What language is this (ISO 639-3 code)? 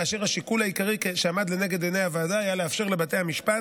heb